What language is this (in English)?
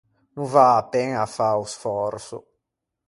Ligurian